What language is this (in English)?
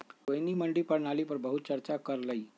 Magahi